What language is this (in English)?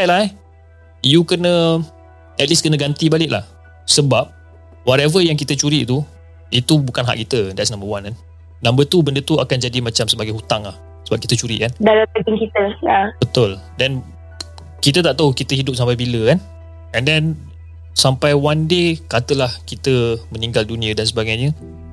Malay